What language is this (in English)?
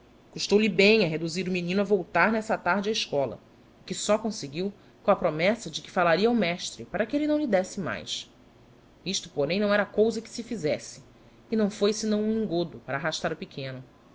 Portuguese